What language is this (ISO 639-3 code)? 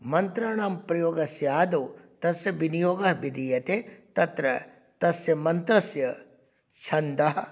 san